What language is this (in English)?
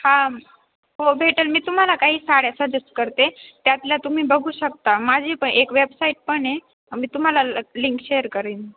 Marathi